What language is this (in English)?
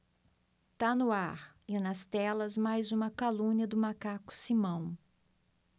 Portuguese